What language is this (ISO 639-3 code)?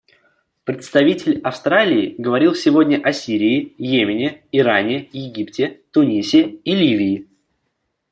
rus